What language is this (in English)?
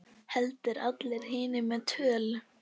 Icelandic